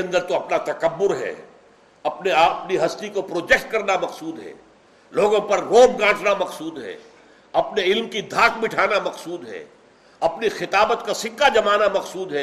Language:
Urdu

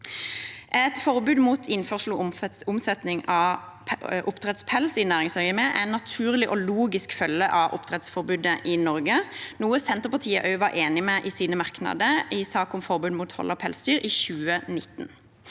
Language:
Norwegian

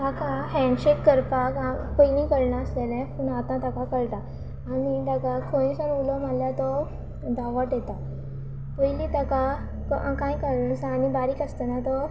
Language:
Konkani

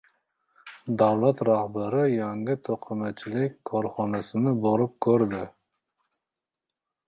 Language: Uzbek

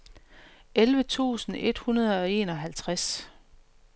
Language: Danish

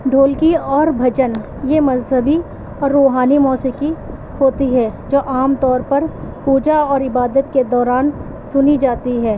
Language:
Urdu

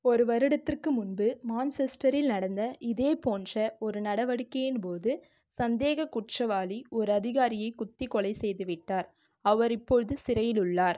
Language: Tamil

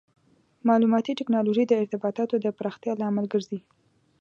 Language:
Pashto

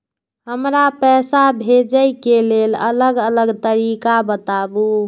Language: Maithili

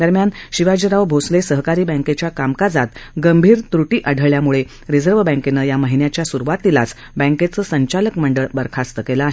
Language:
Marathi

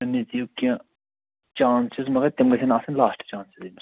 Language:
Kashmiri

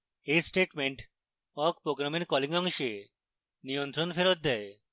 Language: Bangla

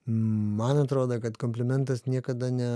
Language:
Lithuanian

